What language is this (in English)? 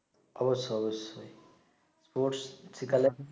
Bangla